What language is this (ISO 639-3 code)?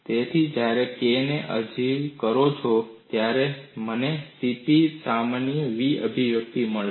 guj